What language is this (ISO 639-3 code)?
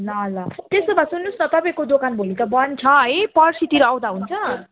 nep